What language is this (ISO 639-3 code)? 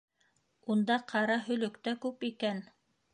bak